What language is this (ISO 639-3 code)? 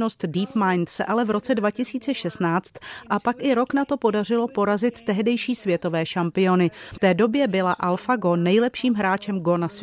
ces